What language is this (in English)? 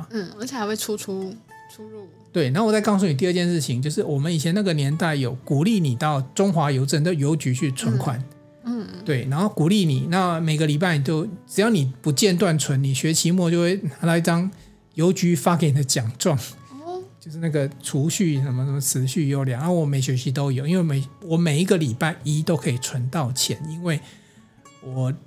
Chinese